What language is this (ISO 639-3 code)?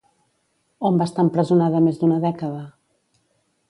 cat